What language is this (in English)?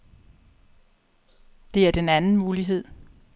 Danish